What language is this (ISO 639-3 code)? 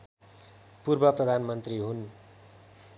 nep